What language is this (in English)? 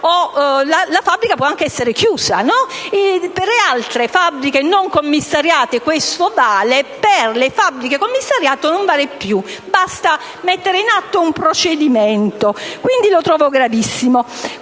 Italian